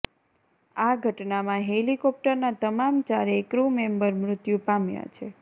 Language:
Gujarati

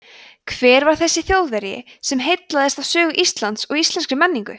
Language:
Icelandic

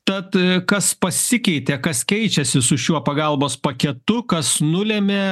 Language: Lithuanian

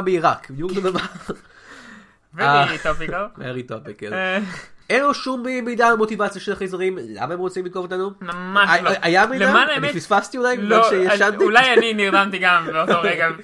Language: Hebrew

